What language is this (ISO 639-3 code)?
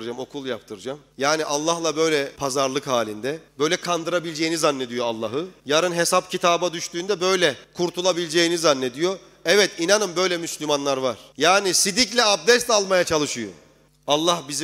tur